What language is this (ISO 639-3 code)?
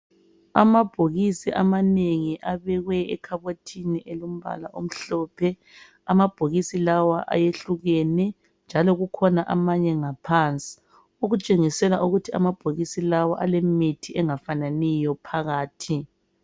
nde